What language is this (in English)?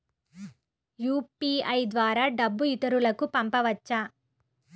Telugu